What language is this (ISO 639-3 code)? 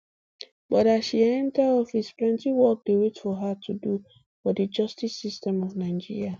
pcm